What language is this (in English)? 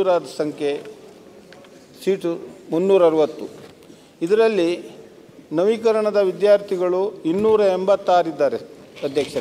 Romanian